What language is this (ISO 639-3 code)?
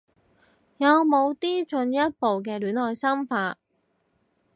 yue